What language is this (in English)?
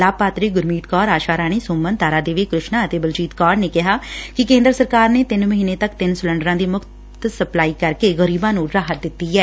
Punjabi